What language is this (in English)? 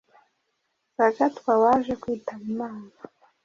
Kinyarwanda